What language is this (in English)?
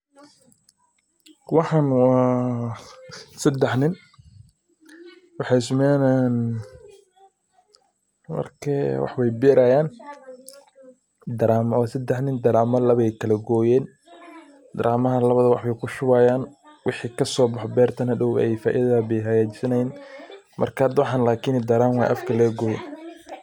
Somali